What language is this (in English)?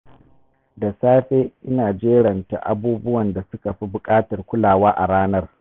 Hausa